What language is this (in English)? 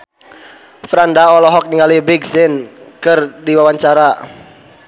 Sundanese